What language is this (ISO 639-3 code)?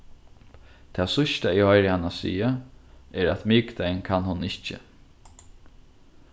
fao